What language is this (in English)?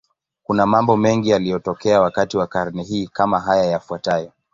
Swahili